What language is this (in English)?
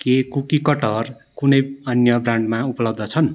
Nepali